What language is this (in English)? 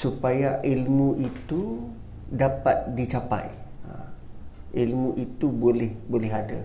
Malay